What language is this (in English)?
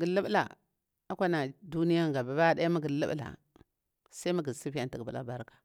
Bura-Pabir